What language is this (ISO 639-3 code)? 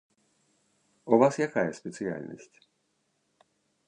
bel